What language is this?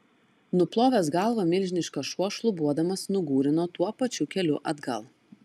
Lithuanian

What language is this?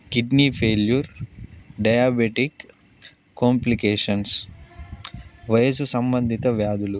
Telugu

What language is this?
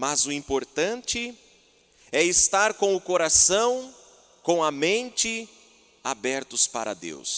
Portuguese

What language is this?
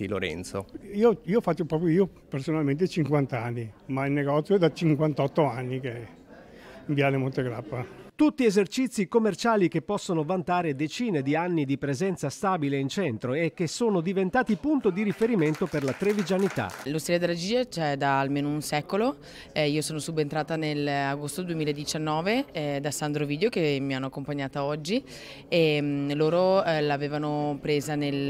Italian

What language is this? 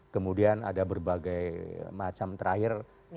Indonesian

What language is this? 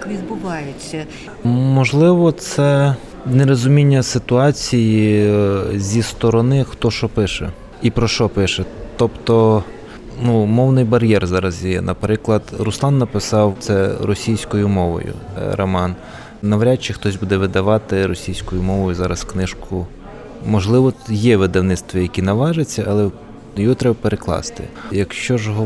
Ukrainian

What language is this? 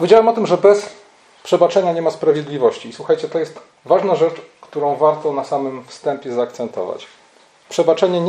Polish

